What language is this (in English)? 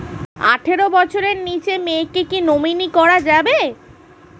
Bangla